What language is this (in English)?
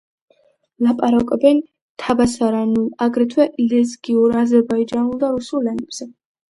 Georgian